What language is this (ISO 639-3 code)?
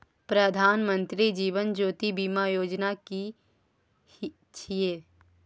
mai